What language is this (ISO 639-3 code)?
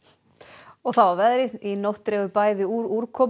isl